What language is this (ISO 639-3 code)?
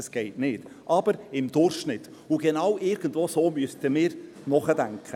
gsw